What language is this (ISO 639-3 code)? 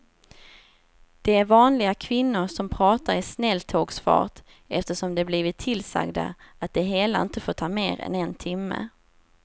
swe